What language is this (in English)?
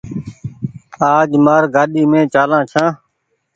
Goaria